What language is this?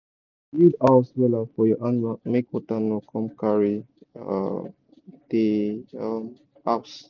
Nigerian Pidgin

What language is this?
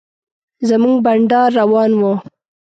Pashto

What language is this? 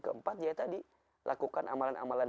Indonesian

